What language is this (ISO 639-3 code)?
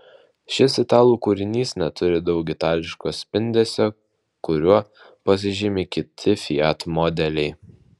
lit